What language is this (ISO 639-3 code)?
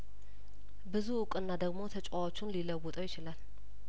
amh